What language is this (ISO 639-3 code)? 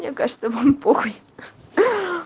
rus